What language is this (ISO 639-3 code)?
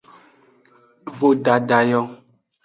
ajg